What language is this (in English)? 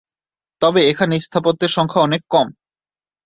Bangla